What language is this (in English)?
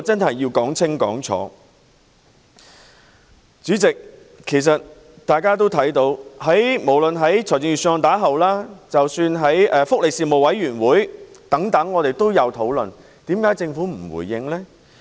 Cantonese